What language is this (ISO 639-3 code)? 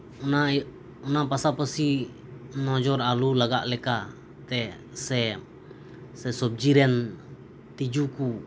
sat